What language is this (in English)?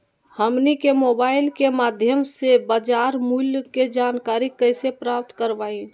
Magahi